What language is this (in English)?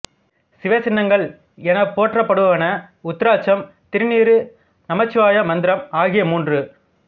Tamil